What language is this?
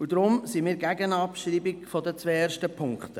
Swiss German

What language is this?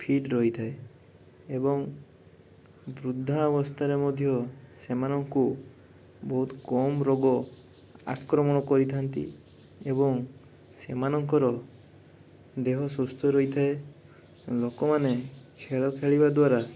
Odia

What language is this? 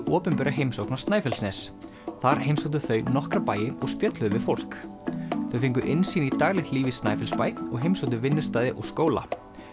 Icelandic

